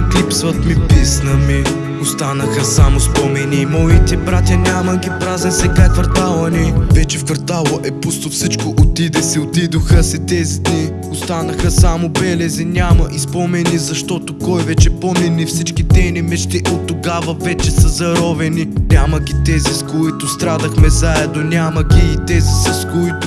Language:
Bulgarian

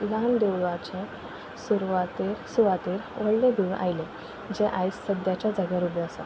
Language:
Konkani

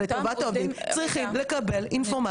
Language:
Hebrew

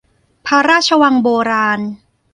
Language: Thai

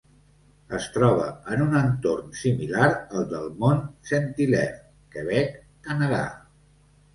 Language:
Catalan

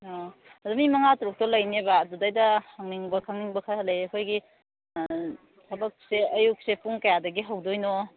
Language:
Manipuri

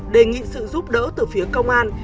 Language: Vietnamese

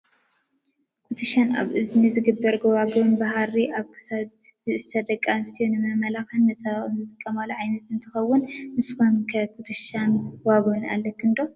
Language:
Tigrinya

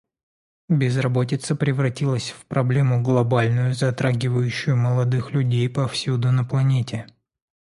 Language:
Russian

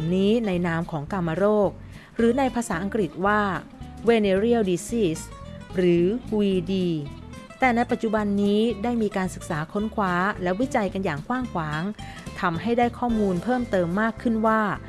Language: Thai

